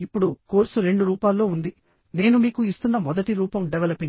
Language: Telugu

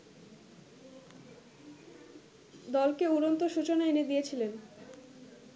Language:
Bangla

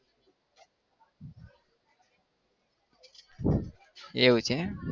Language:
Gujarati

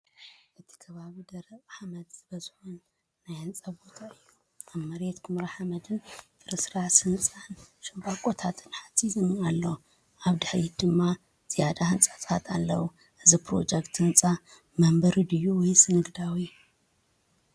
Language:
Tigrinya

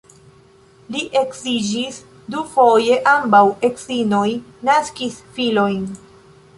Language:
Esperanto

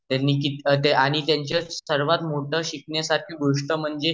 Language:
Marathi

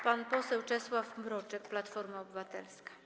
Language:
Polish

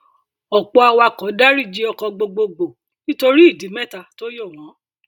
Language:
Yoruba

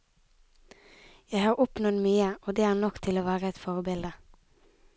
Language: Norwegian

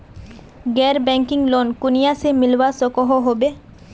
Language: Magahi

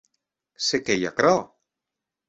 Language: Occitan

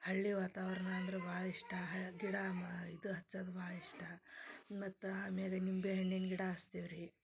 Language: Kannada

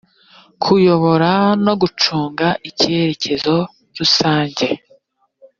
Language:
Kinyarwanda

